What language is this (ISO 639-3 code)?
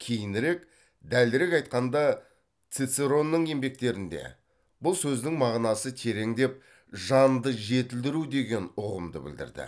kaz